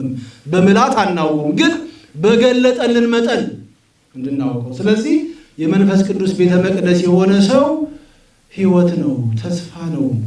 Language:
Amharic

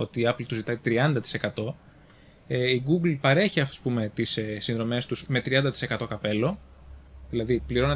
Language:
Greek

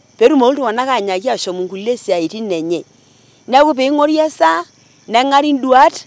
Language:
Masai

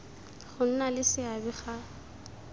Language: Tswana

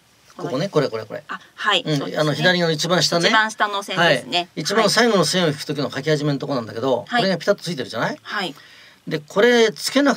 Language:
Japanese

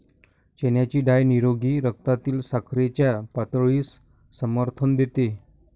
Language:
Marathi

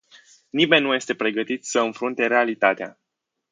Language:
Romanian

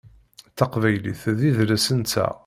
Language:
Kabyle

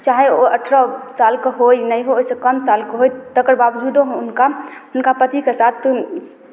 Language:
Maithili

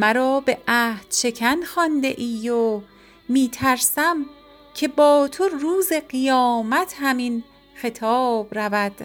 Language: Persian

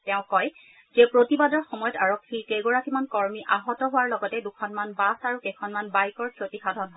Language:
Assamese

